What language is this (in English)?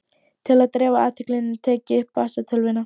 Icelandic